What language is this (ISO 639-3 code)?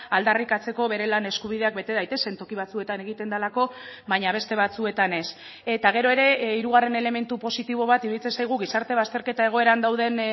eus